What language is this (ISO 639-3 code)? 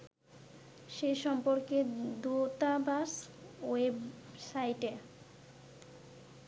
ben